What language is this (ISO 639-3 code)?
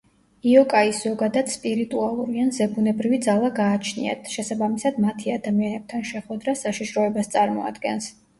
kat